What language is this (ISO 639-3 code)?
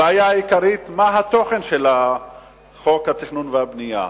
heb